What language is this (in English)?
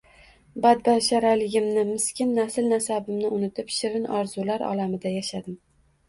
Uzbek